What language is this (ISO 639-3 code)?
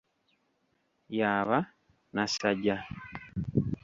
lug